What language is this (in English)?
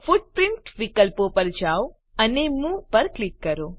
Gujarati